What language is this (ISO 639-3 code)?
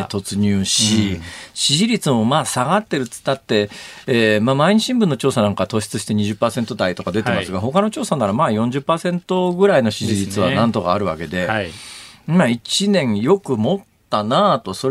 jpn